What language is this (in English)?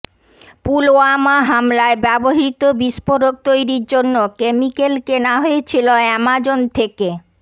Bangla